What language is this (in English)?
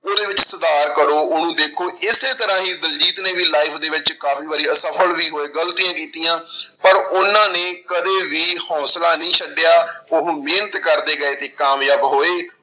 Punjabi